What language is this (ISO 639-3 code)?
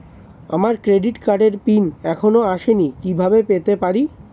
ben